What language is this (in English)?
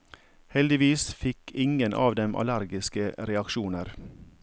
Norwegian